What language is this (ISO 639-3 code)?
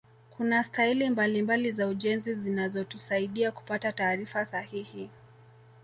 swa